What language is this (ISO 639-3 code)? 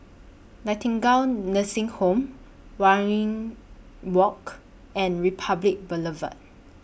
eng